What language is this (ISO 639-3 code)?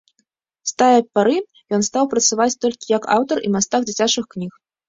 bel